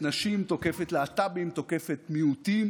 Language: Hebrew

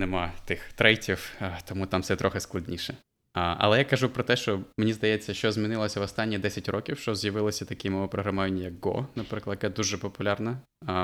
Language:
Ukrainian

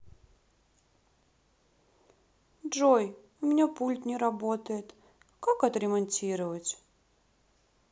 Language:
Russian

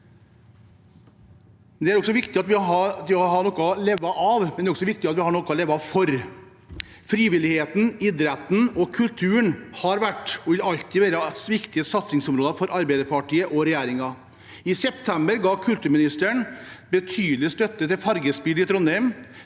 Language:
Norwegian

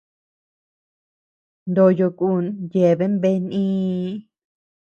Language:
Tepeuxila Cuicatec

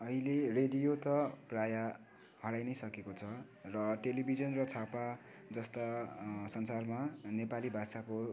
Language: Nepali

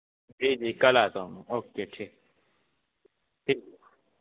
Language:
Urdu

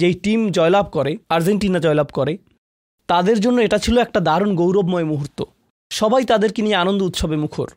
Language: Bangla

